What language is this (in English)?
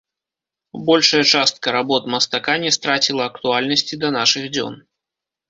Belarusian